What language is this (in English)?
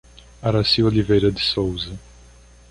Portuguese